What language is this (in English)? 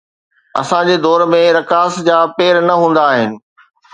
Sindhi